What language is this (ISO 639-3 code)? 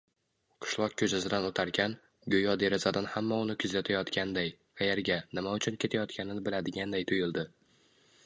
uzb